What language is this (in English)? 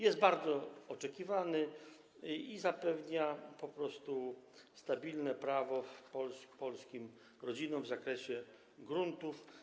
Polish